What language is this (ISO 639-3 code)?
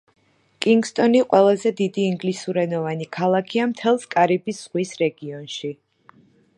kat